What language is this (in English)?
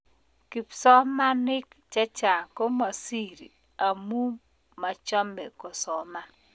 Kalenjin